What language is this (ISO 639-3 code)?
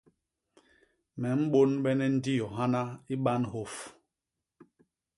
bas